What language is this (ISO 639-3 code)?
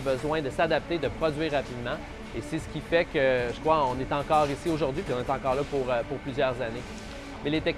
fra